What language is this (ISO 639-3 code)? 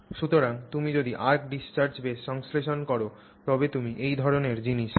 ben